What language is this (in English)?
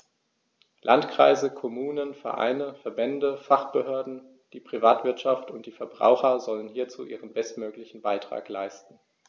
German